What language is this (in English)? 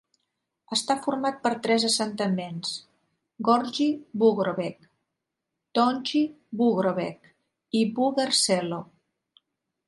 Catalan